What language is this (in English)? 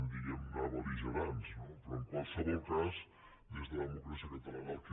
Catalan